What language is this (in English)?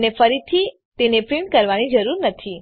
Gujarati